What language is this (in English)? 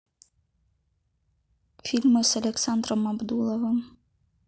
Russian